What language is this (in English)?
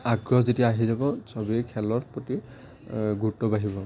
Assamese